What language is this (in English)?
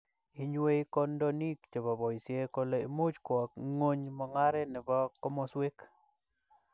Kalenjin